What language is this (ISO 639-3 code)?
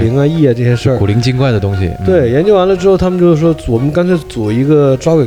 zho